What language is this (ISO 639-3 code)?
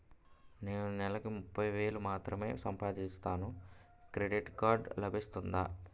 tel